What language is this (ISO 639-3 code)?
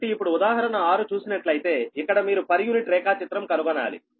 tel